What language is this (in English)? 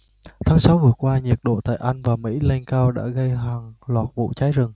Vietnamese